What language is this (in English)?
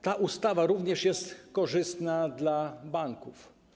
Polish